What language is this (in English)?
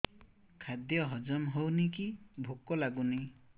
Odia